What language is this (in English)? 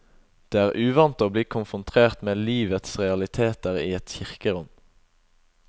Norwegian